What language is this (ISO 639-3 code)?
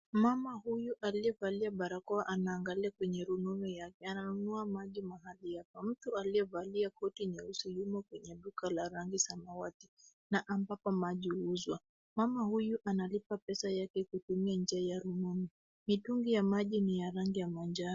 swa